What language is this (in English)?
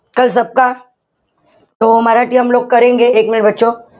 Marathi